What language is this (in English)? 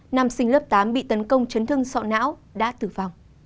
Vietnamese